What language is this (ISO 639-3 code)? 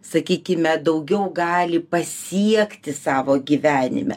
lit